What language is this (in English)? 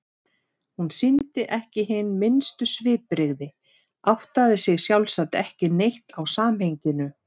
Icelandic